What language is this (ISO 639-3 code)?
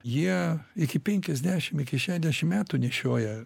lit